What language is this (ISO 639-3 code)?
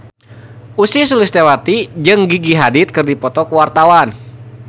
sun